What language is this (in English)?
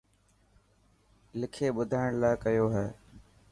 Dhatki